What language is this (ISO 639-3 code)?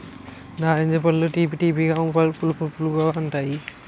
tel